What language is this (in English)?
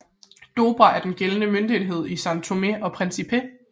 Danish